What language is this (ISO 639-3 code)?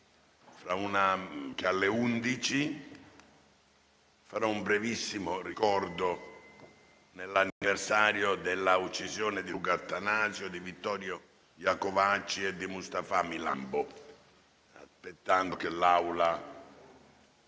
ita